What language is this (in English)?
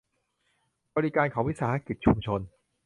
Thai